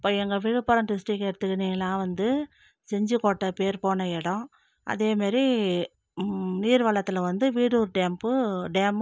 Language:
Tamil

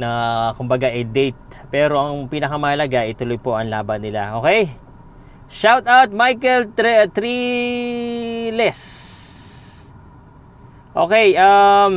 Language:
Filipino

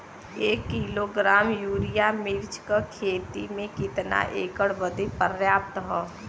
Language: Bhojpuri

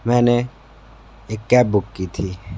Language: Hindi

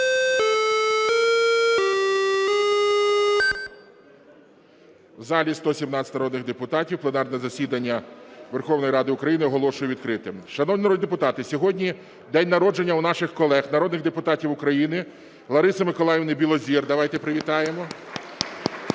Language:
Ukrainian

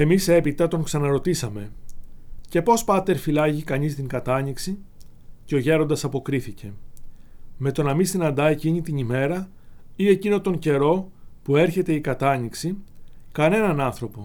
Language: Greek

